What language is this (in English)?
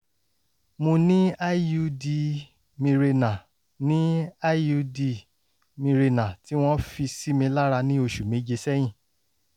Yoruba